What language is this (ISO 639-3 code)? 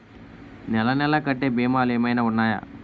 tel